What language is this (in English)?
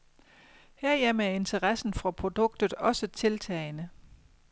Danish